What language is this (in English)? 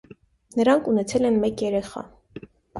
Armenian